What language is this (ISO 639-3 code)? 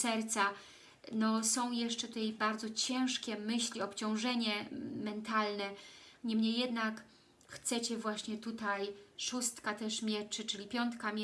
pol